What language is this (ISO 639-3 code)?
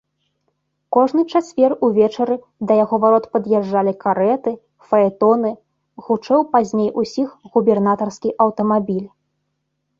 bel